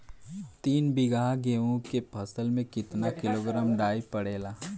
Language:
Bhojpuri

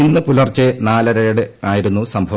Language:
Malayalam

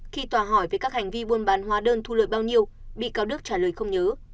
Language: Vietnamese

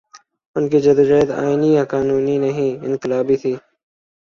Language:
Urdu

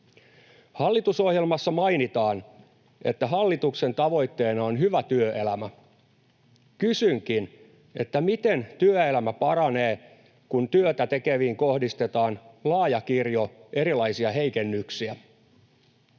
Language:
Finnish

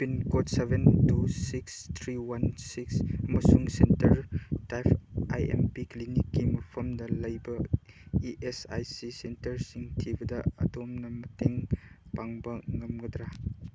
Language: Manipuri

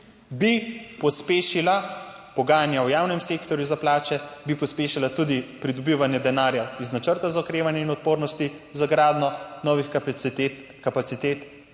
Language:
Slovenian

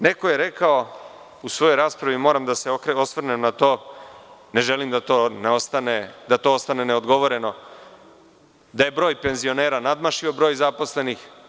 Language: Serbian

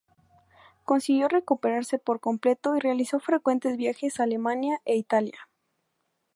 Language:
Spanish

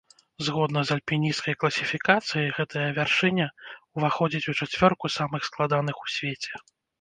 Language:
Belarusian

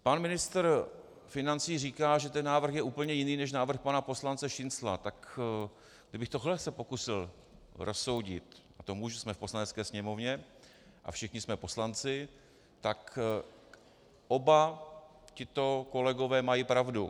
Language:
Czech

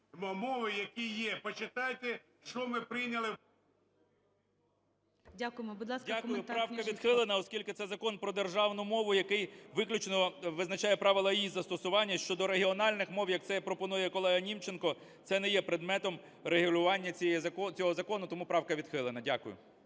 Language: Ukrainian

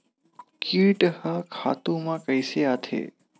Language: Chhattisgarhi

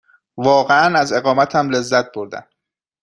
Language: Persian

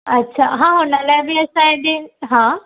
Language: Sindhi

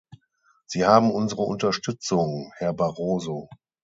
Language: German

